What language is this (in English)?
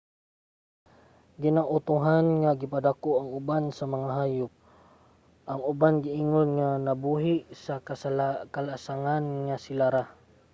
Cebuano